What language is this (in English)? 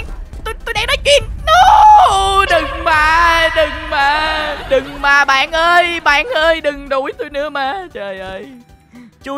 Vietnamese